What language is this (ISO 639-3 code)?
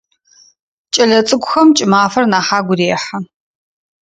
ady